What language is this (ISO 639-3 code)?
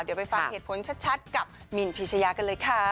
tha